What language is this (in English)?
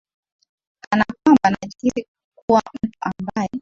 Swahili